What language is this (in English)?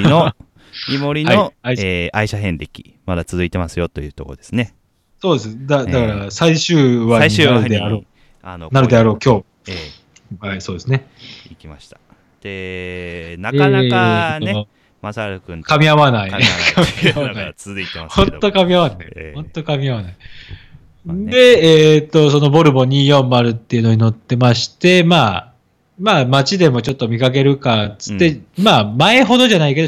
Japanese